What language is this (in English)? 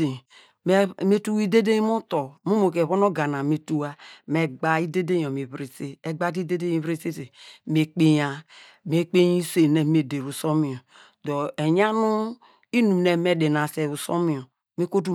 Degema